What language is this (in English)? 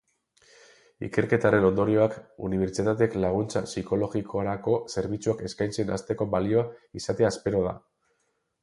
Basque